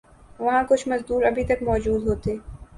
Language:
Urdu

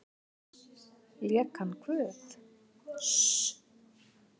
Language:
Icelandic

